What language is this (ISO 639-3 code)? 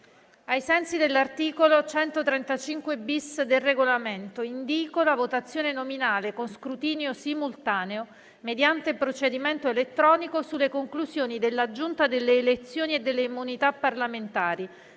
ita